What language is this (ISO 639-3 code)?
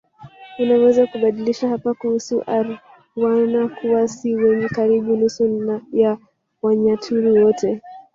swa